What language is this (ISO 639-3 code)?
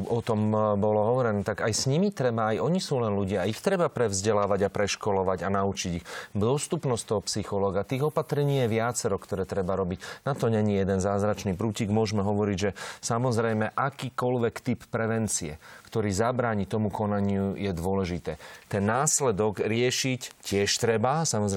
slk